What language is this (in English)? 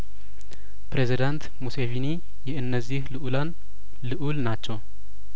Amharic